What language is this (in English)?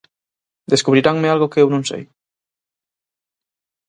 Galician